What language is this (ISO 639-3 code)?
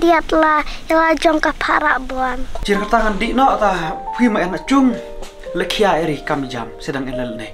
tha